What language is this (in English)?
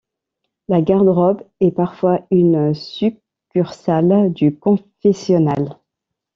French